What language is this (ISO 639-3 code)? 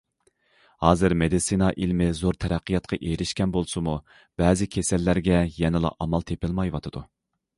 uig